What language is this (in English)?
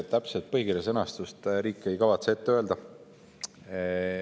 Estonian